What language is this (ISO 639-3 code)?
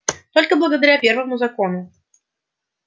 rus